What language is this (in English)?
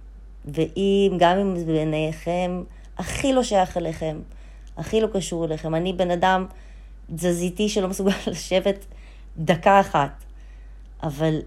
Hebrew